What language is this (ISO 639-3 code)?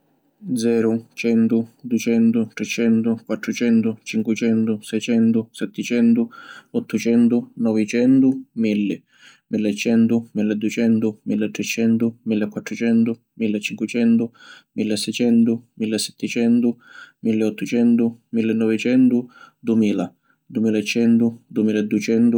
scn